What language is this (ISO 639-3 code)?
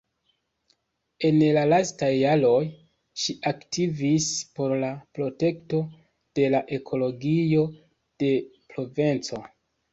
epo